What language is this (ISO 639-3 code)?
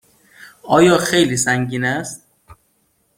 fas